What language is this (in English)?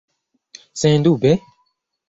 Esperanto